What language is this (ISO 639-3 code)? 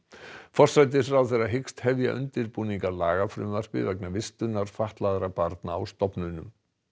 isl